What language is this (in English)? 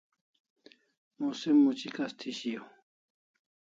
Kalasha